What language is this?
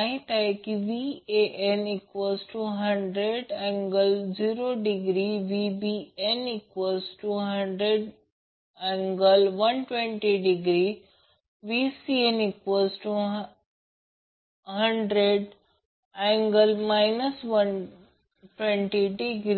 Marathi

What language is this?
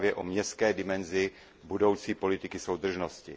Czech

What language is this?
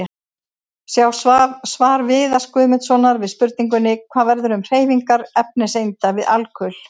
Icelandic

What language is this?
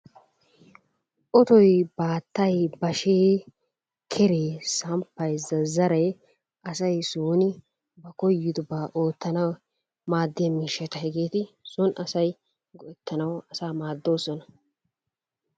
Wolaytta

